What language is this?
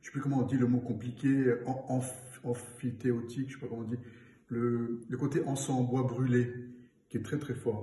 French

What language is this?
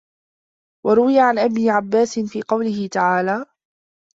Arabic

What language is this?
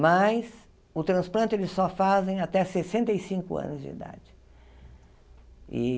Portuguese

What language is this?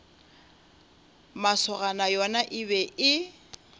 Northern Sotho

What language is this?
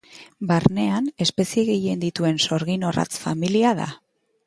Basque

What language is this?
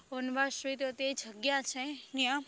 Gujarati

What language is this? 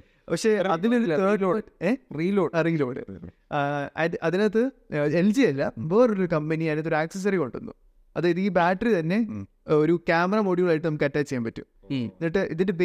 Malayalam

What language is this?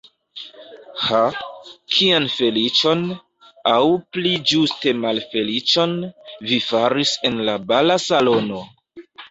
Esperanto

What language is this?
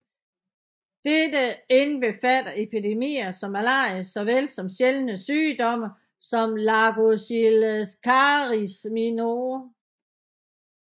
Danish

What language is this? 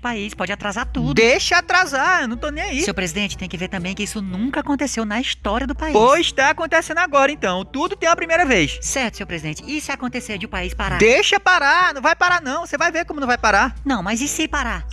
Portuguese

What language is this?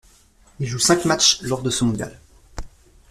French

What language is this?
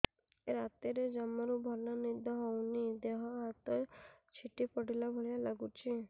Odia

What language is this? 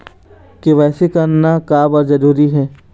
Chhattisgarhi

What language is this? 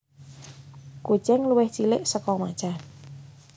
Javanese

